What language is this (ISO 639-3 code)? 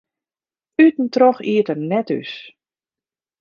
fry